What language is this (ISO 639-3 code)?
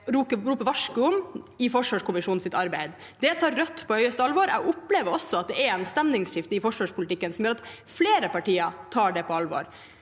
nor